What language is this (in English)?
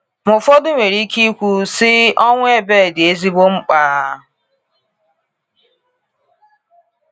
Igbo